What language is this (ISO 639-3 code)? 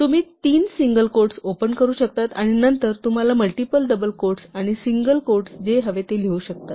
mar